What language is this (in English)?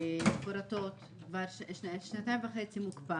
Hebrew